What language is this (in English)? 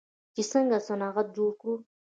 Pashto